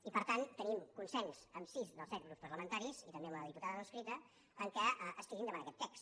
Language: Catalan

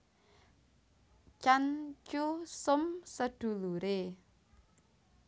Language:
Javanese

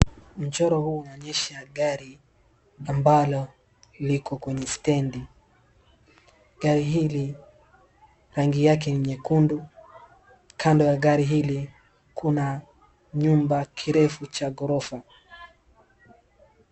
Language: Swahili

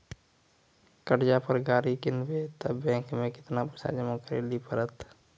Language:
Maithili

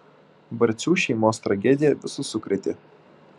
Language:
Lithuanian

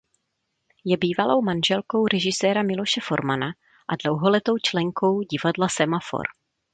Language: Czech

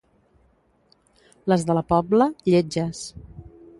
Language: Catalan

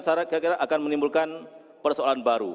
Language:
Indonesian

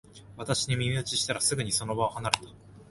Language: Japanese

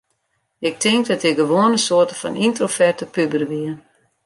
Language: Western Frisian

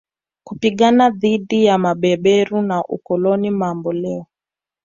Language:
Swahili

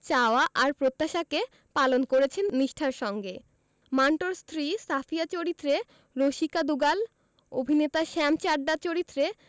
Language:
Bangla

